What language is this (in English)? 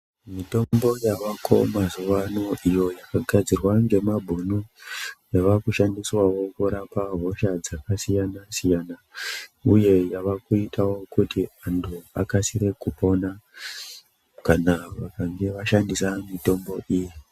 Ndau